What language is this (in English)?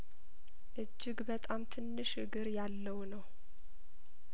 Amharic